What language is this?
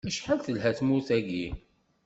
Kabyle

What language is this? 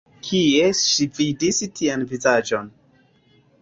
Esperanto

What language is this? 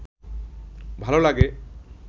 Bangla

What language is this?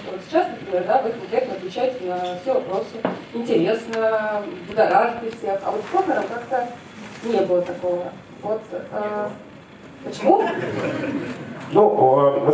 Russian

